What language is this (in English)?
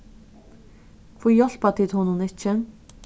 Faroese